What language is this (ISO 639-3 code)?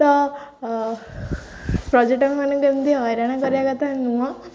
ori